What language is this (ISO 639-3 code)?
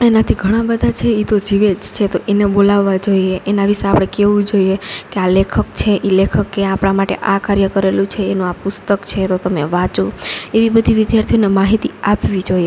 guj